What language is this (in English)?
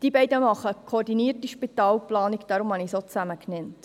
Swiss German